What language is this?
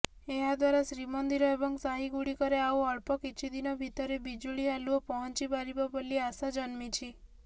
Odia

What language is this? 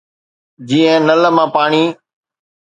Sindhi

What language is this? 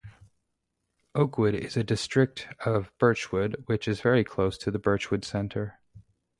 English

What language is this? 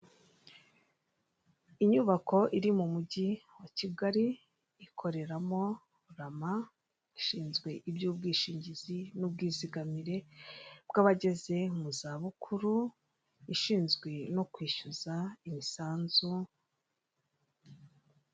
Kinyarwanda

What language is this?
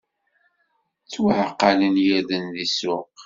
Kabyle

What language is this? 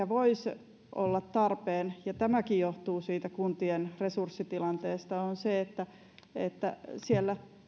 Finnish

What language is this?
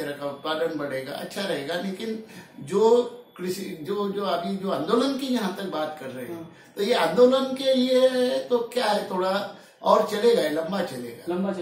Hindi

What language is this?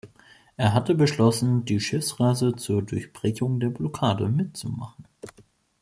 German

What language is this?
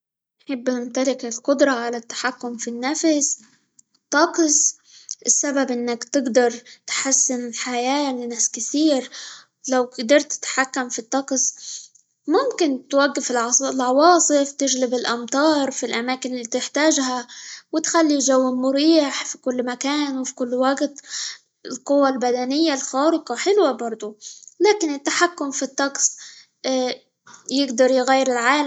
Libyan Arabic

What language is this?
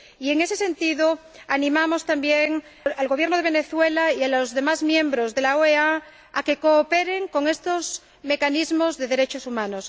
Spanish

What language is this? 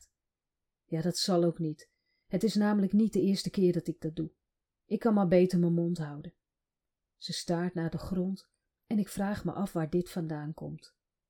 Dutch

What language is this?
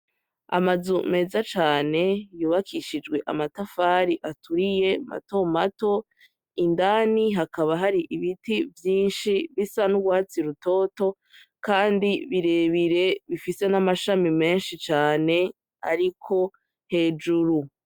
Rundi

